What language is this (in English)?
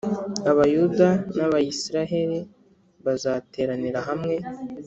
Kinyarwanda